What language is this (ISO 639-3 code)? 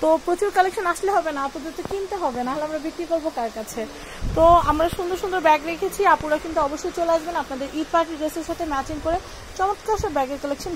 ron